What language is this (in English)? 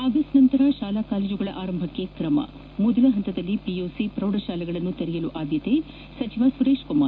Kannada